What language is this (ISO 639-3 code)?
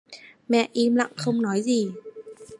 vie